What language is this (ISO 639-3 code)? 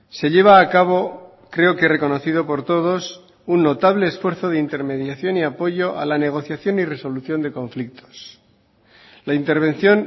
spa